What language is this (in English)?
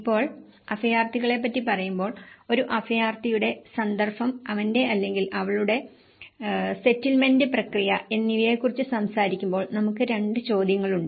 Malayalam